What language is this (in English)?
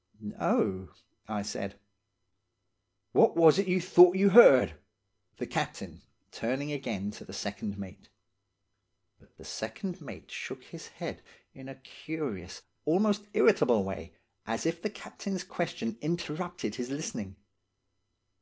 English